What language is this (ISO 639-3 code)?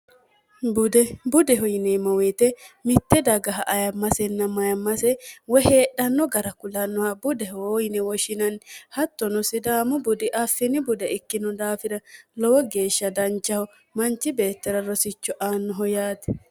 sid